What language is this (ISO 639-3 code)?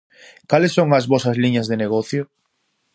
glg